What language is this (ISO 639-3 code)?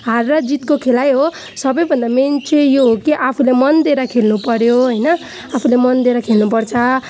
nep